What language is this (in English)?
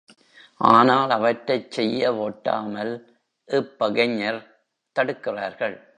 Tamil